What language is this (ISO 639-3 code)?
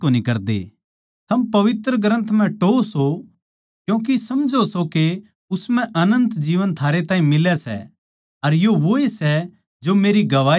bgc